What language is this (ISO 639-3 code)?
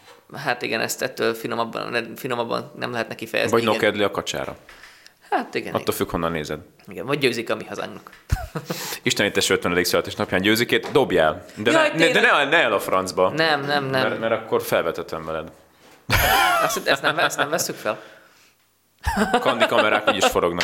hun